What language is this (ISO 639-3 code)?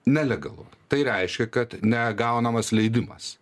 lit